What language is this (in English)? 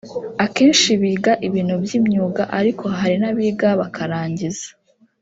Kinyarwanda